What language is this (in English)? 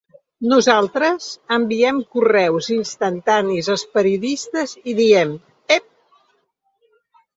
Catalan